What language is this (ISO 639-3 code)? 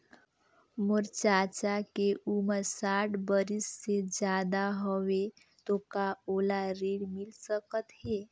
hne